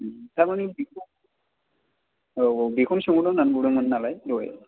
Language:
Bodo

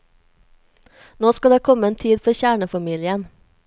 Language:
Norwegian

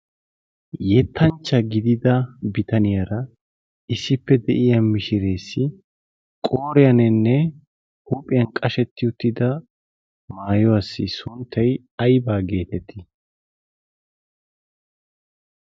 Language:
Wolaytta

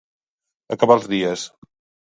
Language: Catalan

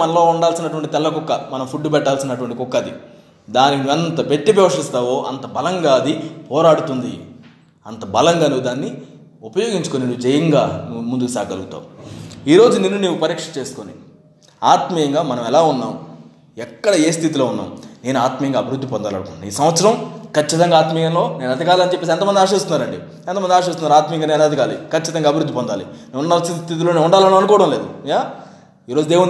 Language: Telugu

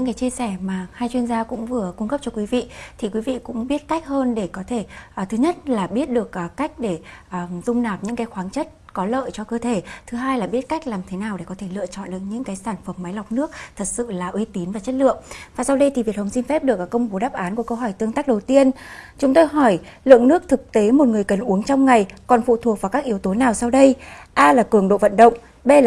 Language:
Vietnamese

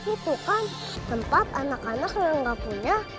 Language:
Indonesian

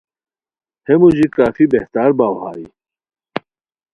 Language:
Khowar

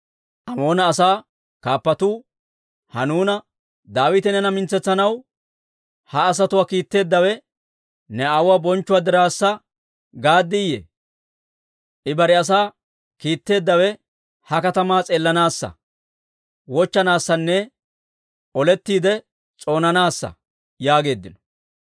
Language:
Dawro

